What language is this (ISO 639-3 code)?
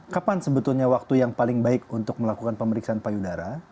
ind